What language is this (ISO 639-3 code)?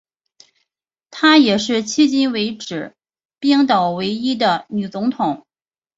zho